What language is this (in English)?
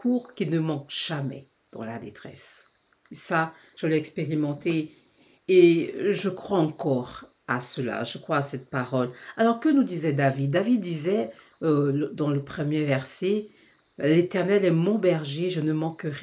French